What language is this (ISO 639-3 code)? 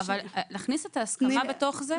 heb